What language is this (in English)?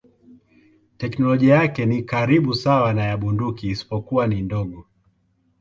Swahili